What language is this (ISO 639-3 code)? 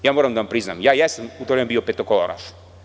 srp